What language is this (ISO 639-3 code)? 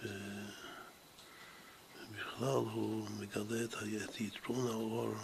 heb